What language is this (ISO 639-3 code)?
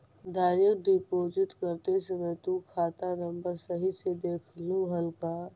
mag